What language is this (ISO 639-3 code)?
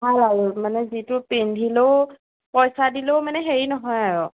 asm